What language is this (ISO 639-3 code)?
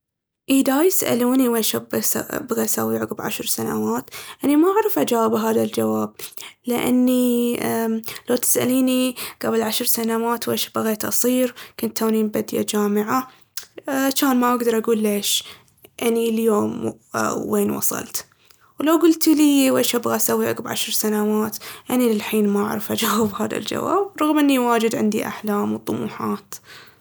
abv